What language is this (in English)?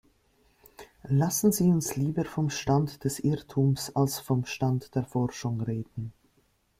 German